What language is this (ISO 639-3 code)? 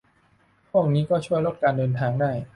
tha